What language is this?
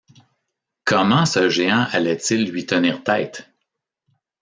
French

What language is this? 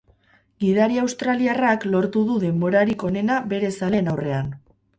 Basque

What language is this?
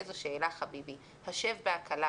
Hebrew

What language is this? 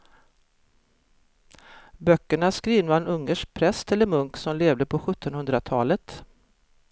Swedish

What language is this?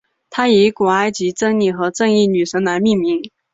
Chinese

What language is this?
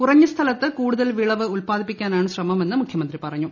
Malayalam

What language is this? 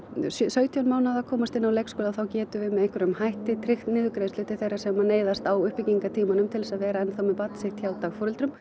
Icelandic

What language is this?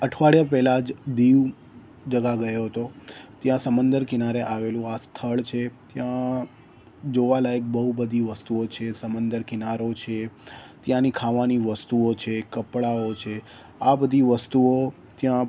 Gujarati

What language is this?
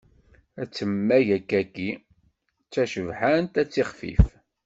Kabyle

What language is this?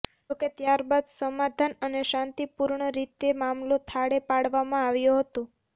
Gujarati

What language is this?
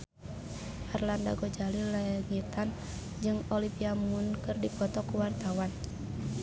Sundanese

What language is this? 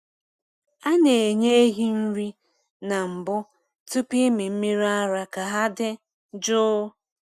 Igbo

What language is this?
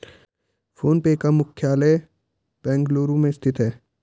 Hindi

